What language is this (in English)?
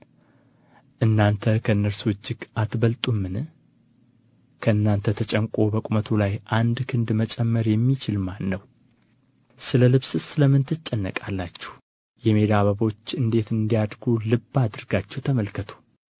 Amharic